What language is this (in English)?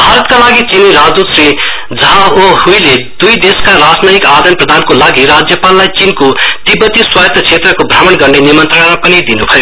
Nepali